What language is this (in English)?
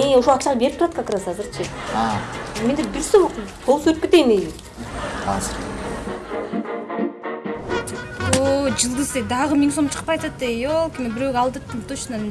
Turkish